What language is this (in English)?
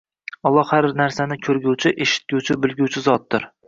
Uzbek